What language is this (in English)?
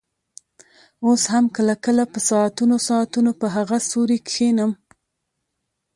Pashto